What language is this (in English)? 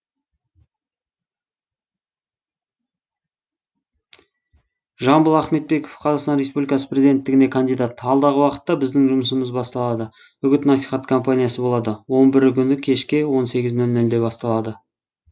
Kazakh